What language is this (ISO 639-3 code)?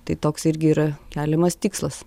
lit